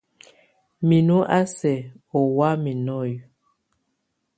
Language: Tunen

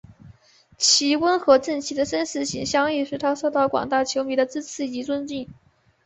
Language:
Chinese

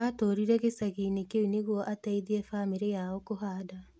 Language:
Kikuyu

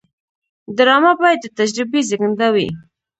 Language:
Pashto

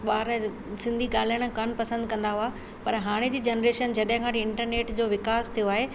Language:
Sindhi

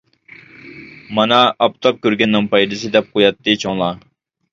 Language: Uyghur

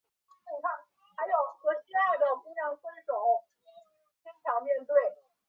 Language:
Chinese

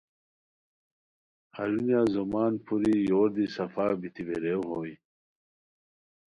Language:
Khowar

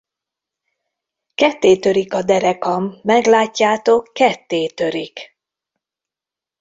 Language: Hungarian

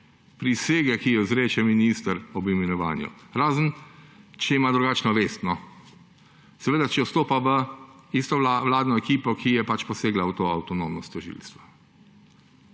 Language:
Slovenian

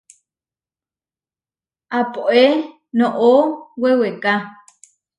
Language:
Huarijio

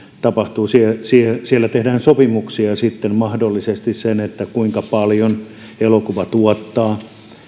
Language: Finnish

